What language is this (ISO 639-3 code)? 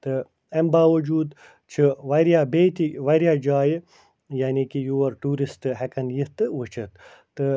kas